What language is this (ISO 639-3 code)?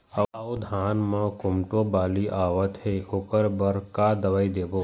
hne